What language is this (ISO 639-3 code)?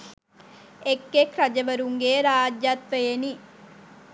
sin